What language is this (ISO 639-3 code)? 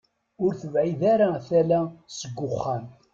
kab